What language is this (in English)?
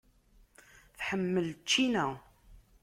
Kabyle